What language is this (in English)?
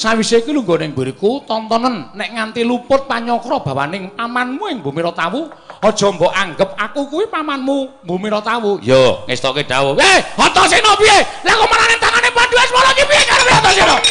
Indonesian